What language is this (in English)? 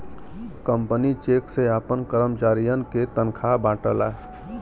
Bhojpuri